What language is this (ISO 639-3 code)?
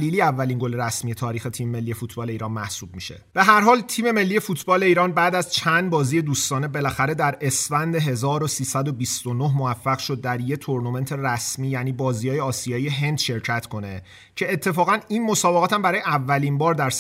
fas